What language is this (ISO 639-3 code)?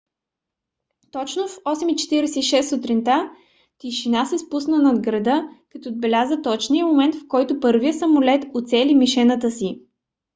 bul